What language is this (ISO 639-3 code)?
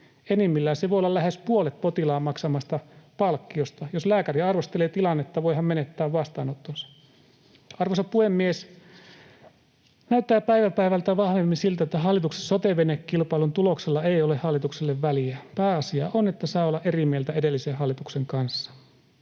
fin